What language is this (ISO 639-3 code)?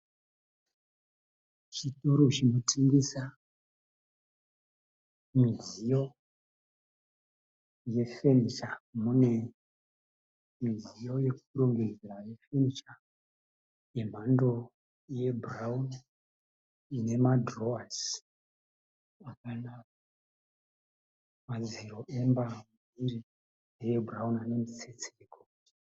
sna